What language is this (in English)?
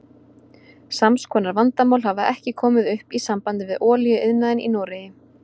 Icelandic